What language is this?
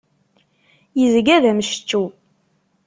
Kabyle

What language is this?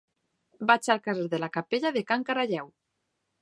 Catalan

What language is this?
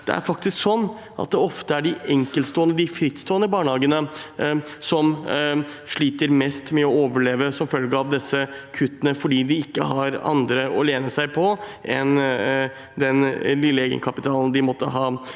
Norwegian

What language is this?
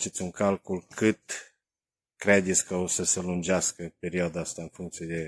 Romanian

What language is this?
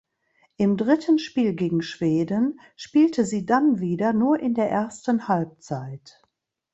German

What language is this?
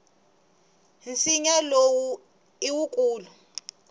Tsonga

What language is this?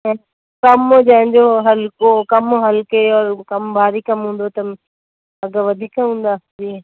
Sindhi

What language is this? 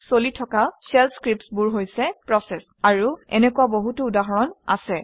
Assamese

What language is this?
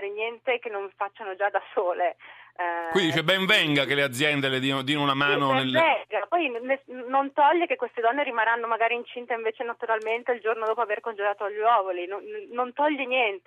Italian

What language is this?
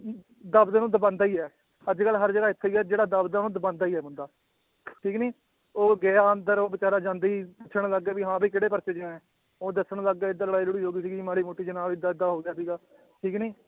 Punjabi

